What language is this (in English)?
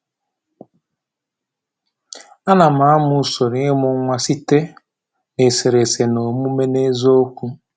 Igbo